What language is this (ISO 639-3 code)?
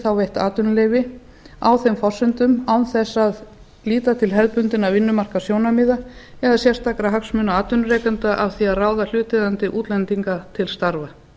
isl